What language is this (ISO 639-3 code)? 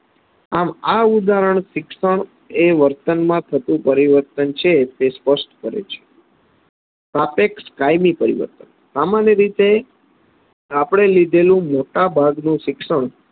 guj